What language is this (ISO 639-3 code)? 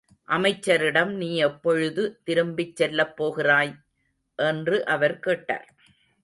tam